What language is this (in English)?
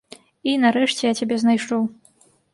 Belarusian